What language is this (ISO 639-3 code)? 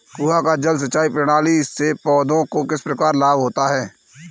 hin